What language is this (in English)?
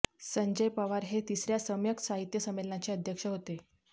Marathi